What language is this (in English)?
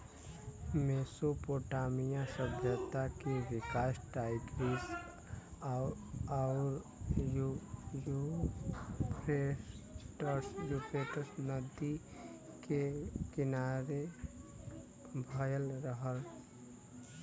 Bhojpuri